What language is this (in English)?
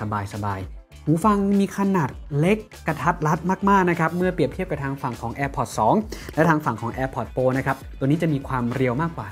Thai